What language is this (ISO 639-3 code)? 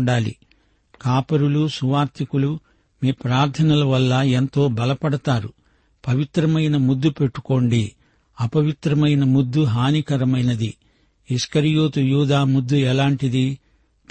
tel